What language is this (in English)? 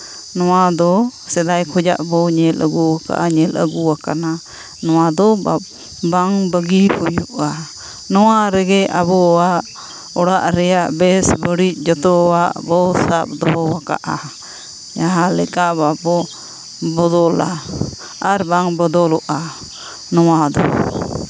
Santali